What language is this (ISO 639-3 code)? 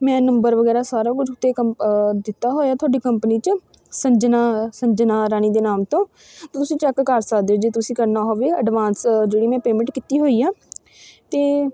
pan